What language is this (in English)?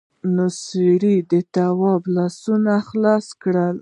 Pashto